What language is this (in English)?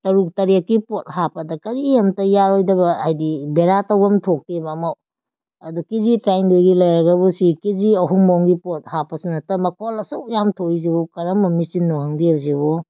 Manipuri